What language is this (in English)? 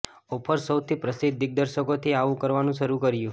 Gujarati